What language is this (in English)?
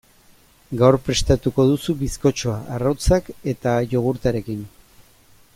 Basque